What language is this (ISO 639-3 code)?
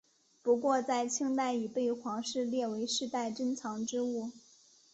zho